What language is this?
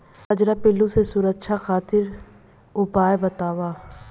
Bhojpuri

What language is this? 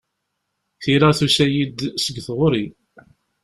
Kabyle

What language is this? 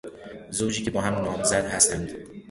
Persian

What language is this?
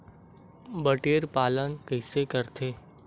Chhattisgarhi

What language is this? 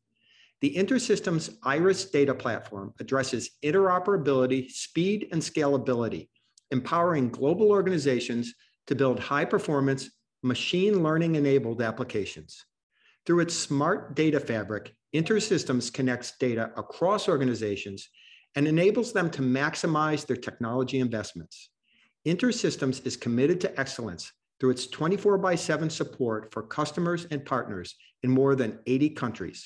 English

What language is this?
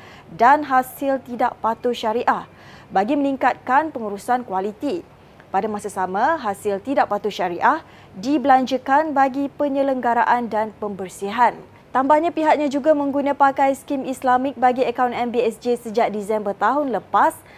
Malay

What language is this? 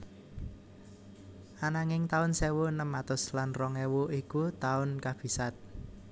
Javanese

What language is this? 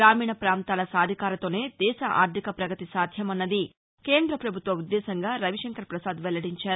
Telugu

